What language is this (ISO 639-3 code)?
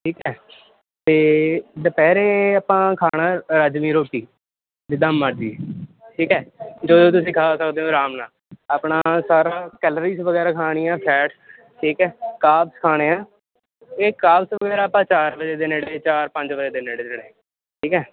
pan